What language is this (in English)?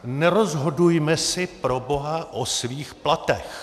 Czech